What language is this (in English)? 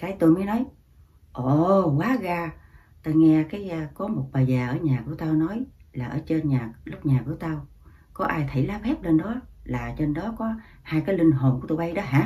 Vietnamese